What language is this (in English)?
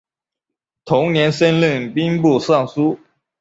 Chinese